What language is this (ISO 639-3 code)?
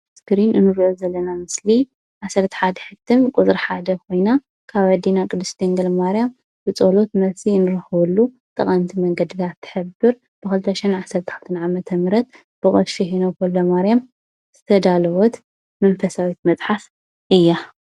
tir